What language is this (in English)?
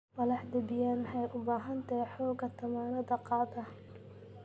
Somali